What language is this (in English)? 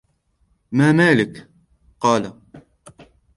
Arabic